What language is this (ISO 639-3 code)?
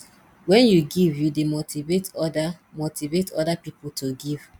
pcm